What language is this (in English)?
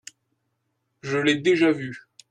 French